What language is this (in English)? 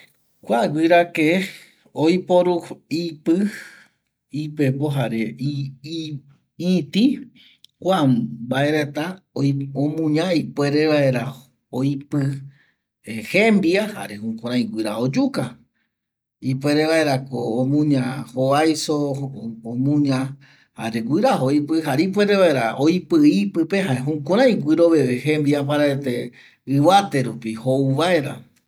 Eastern Bolivian Guaraní